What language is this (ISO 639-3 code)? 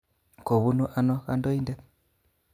kln